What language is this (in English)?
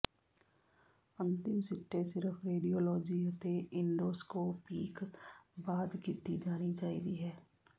Punjabi